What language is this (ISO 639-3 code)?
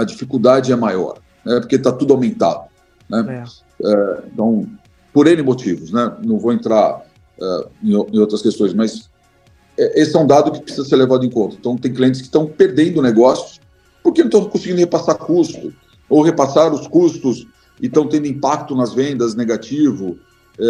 por